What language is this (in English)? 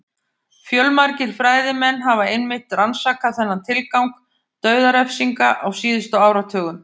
Icelandic